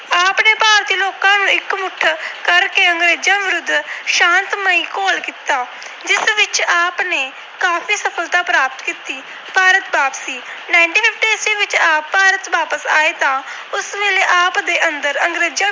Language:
Punjabi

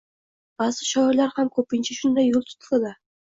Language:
Uzbek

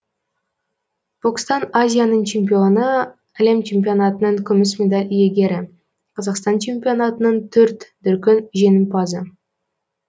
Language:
Kazakh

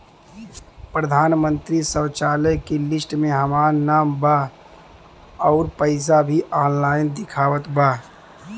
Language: Bhojpuri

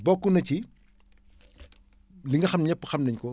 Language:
Wolof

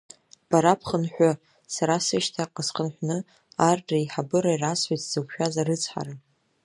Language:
Abkhazian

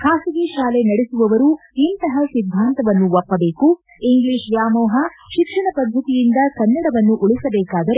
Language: Kannada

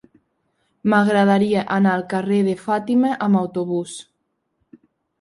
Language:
Catalan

